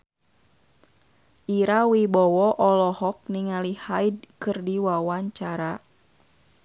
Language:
Sundanese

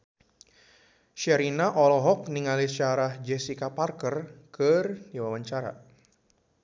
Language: Sundanese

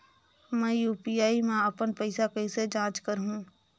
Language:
Chhattisgarhi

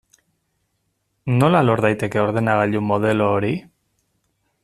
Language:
Basque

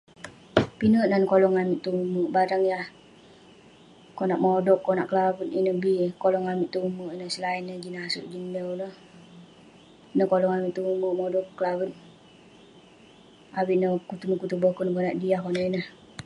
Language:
Western Penan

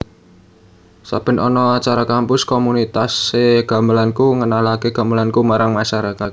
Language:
Javanese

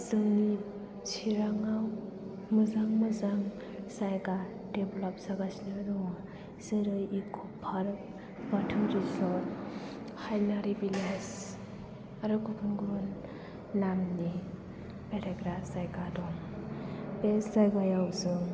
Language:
Bodo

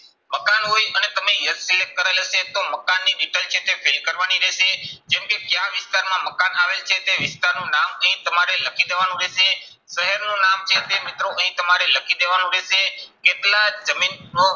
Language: Gujarati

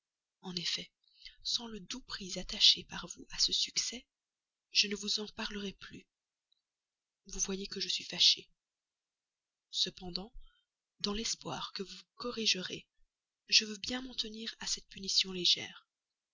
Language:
French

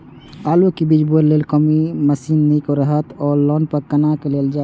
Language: Maithili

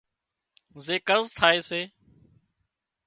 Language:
Wadiyara Koli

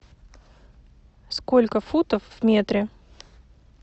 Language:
Russian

